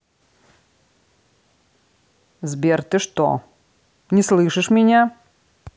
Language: Russian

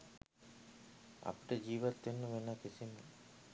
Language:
Sinhala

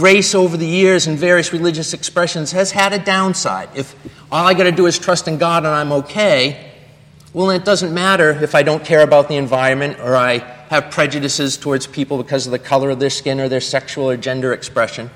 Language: English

